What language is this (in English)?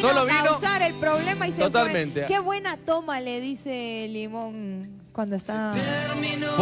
Spanish